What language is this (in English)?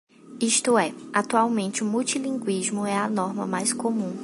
Portuguese